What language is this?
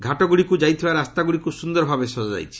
Odia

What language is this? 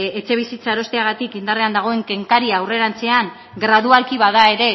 Basque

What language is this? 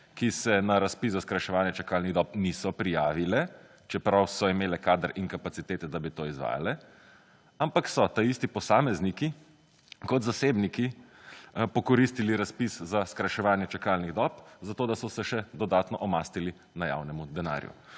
Slovenian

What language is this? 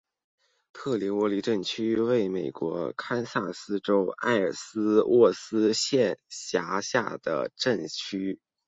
Chinese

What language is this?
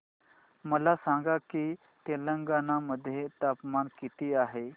Marathi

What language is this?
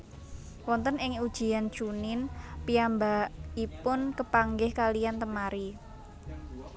Javanese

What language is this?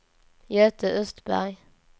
Swedish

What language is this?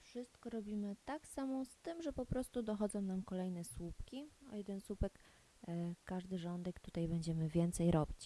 Polish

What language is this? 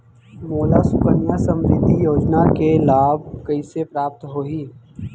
Chhattisgarhi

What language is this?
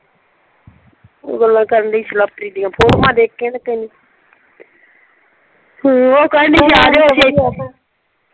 Punjabi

